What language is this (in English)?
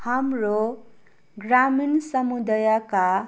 Nepali